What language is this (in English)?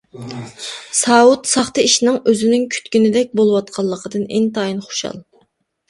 Uyghur